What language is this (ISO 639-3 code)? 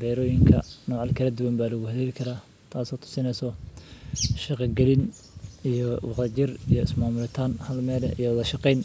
som